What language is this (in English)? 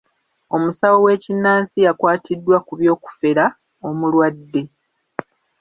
Ganda